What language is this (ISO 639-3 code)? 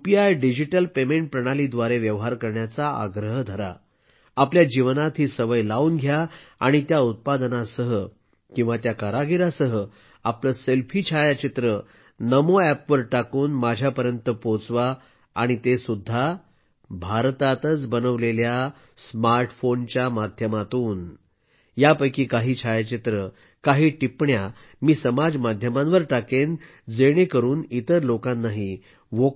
mar